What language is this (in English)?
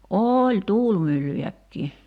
Finnish